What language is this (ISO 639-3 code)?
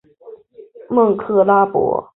zho